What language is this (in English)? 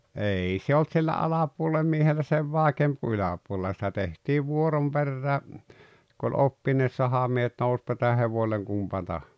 Finnish